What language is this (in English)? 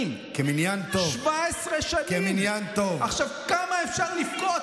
Hebrew